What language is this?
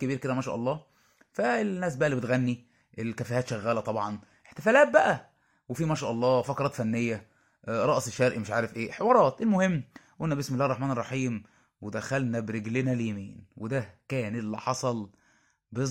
Arabic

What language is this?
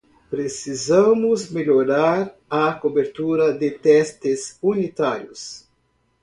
Portuguese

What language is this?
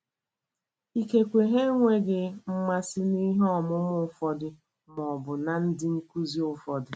Igbo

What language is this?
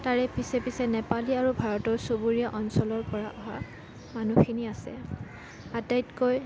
Assamese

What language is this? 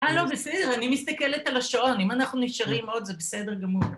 Hebrew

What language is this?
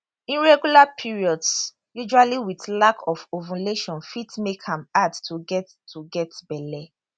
Nigerian Pidgin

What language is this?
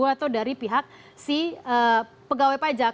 Indonesian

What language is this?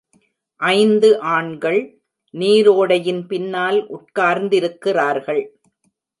Tamil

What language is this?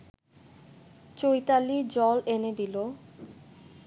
Bangla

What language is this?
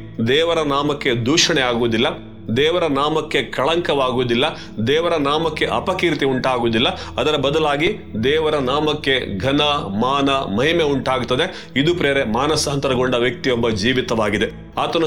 Kannada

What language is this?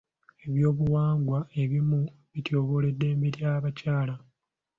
Ganda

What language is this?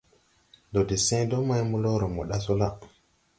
Tupuri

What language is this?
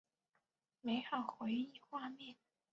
Chinese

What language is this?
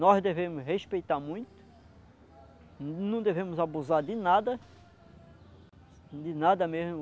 Portuguese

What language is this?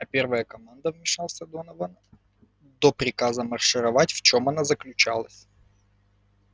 Russian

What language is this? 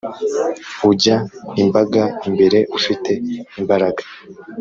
Kinyarwanda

